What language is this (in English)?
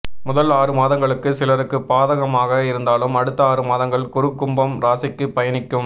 Tamil